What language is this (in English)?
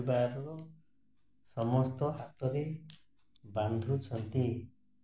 Odia